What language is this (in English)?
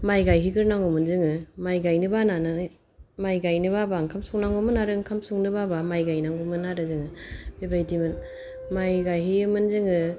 Bodo